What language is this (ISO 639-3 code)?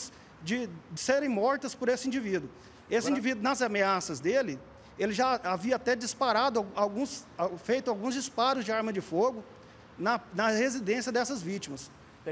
por